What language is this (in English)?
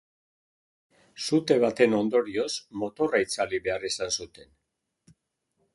Basque